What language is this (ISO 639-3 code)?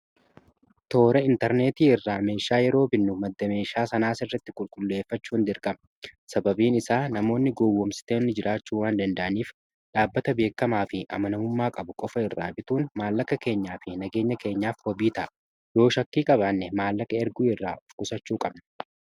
orm